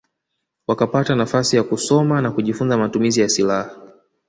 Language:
Swahili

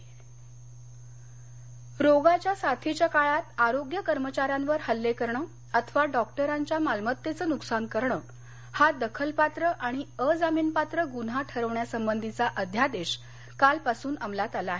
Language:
Marathi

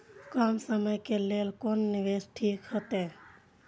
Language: Maithili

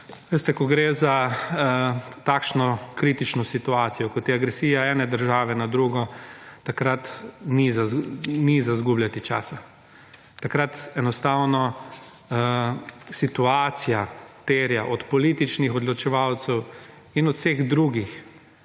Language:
Slovenian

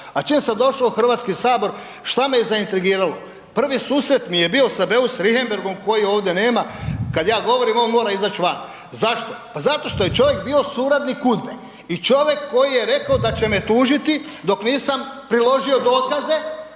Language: Croatian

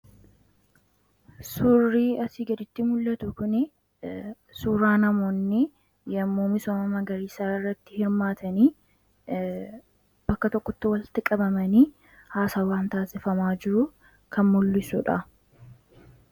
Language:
Oromo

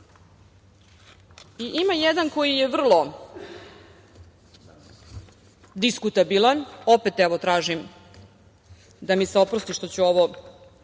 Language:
Serbian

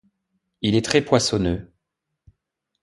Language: French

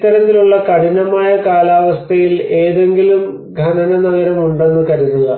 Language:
Malayalam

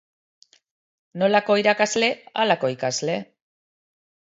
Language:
Basque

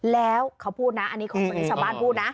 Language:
Thai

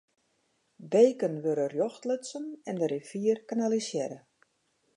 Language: Western Frisian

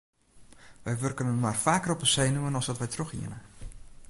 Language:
Western Frisian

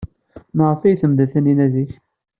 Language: Kabyle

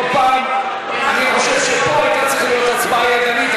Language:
Hebrew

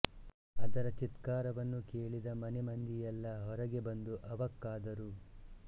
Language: Kannada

